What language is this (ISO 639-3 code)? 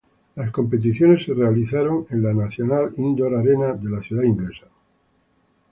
spa